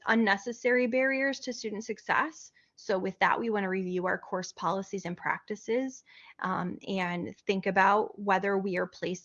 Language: English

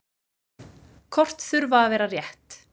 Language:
Icelandic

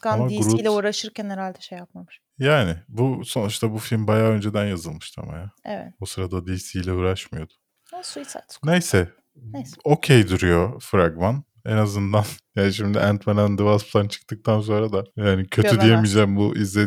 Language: Turkish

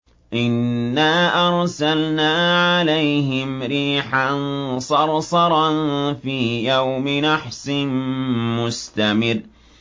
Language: Arabic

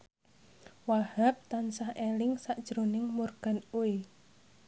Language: Javanese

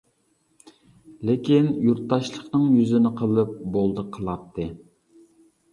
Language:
Uyghur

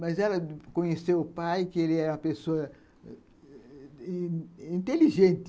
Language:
Portuguese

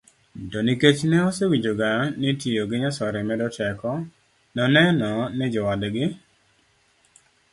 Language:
Luo (Kenya and Tanzania)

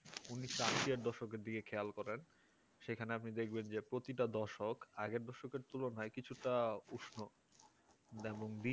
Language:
Bangla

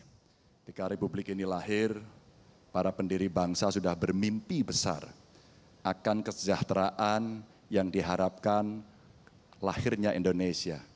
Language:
Indonesian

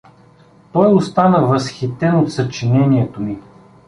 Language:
Bulgarian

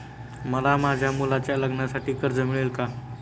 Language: Marathi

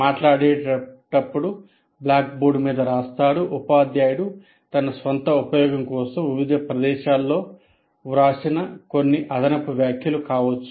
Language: Telugu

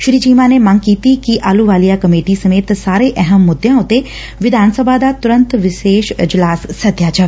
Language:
Punjabi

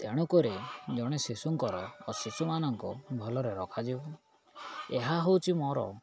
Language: Odia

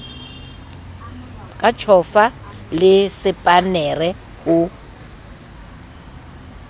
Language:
Southern Sotho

